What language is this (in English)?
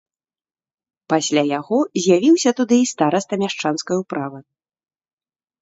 Belarusian